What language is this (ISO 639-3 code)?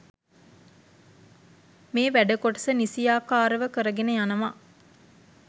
sin